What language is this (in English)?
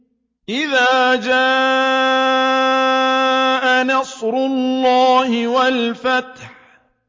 Arabic